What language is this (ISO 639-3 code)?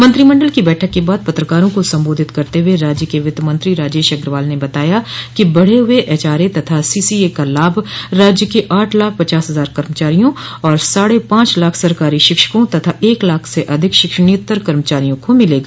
hin